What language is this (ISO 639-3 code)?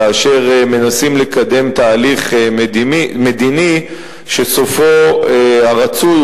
heb